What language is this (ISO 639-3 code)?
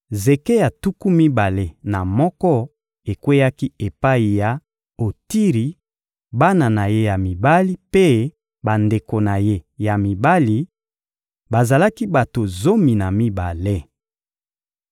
lin